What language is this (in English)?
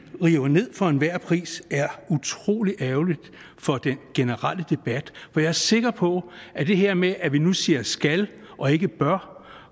Danish